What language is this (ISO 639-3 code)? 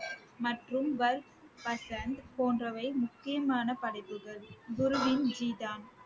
tam